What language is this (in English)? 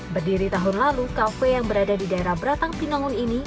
Indonesian